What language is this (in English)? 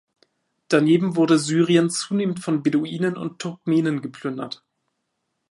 German